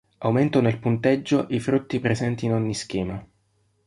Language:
Italian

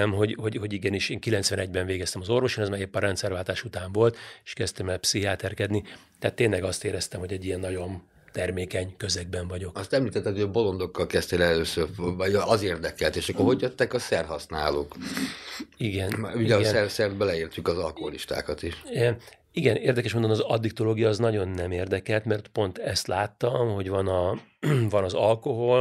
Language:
Hungarian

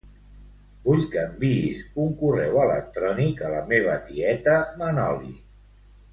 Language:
Catalan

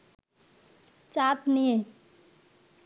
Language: Bangla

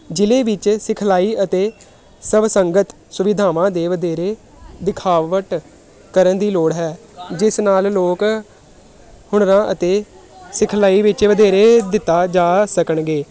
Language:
Punjabi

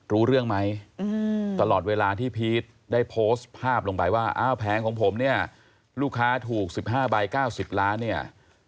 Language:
Thai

